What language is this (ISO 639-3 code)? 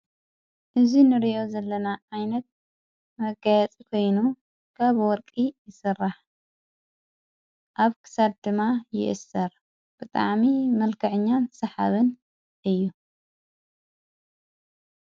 tir